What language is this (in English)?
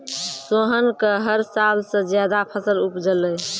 Maithili